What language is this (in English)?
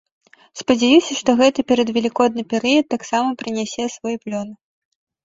Belarusian